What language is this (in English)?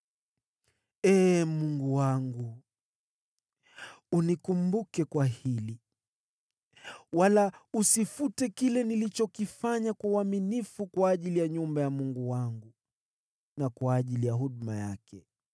Swahili